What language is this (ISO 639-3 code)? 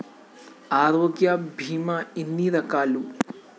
tel